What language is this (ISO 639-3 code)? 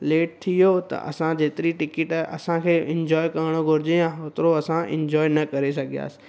snd